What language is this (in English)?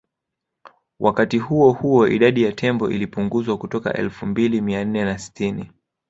Swahili